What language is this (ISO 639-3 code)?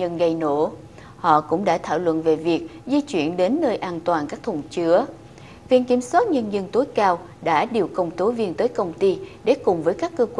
vie